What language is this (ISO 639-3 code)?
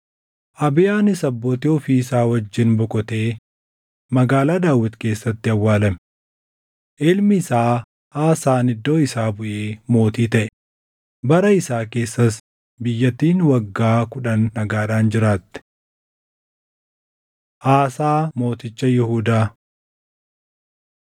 orm